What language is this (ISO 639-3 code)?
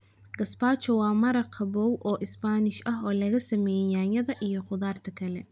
som